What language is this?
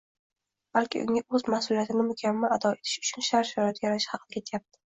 Uzbek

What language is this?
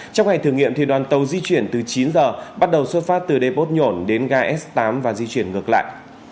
Vietnamese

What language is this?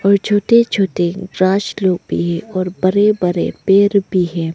Hindi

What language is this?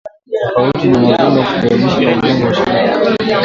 Swahili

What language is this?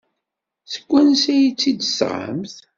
Kabyle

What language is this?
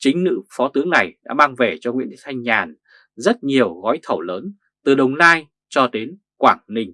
Vietnamese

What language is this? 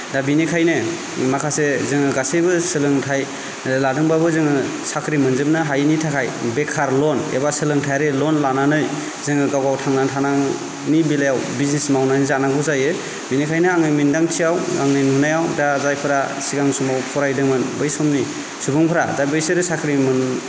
Bodo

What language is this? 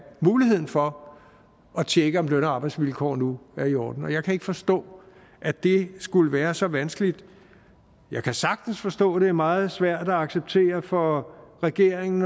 Danish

